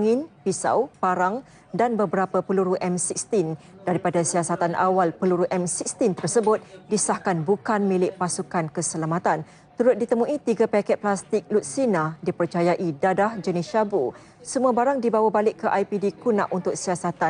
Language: Malay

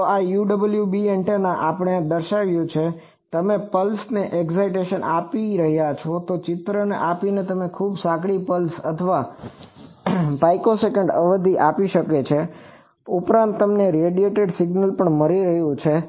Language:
Gujarati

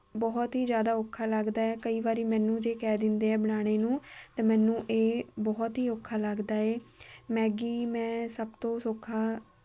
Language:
Punjabi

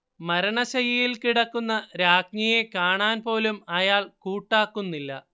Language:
Malayalam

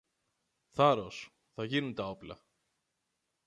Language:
Greek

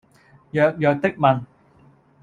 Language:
Cantonese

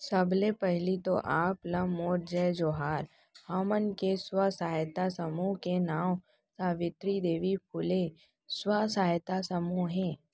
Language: Chhattisgarhi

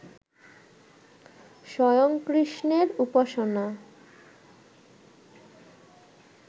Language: Bangla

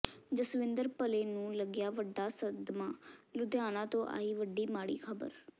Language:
Punjabi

